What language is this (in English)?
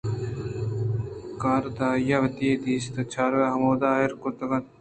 Eastern Balochi